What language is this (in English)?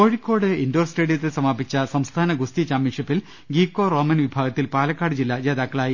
Malayalam